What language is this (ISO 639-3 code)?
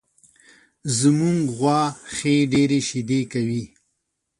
pus